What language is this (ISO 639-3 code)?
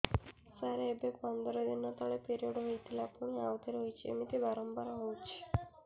ori